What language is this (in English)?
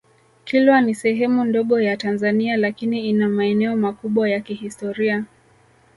Swahili